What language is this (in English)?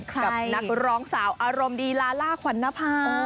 Thai